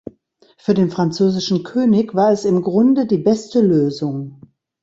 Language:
German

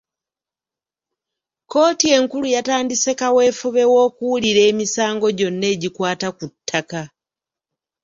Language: Ganda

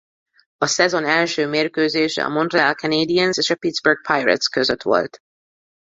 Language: Hungarian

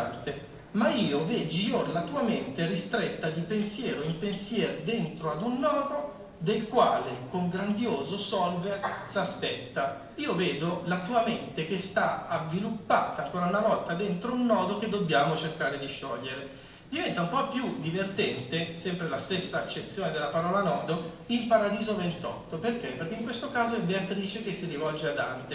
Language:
Italian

